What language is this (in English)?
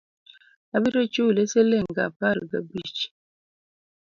Luo (Kenya and Tanzania)